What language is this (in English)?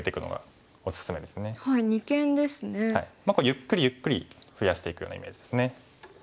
Japanese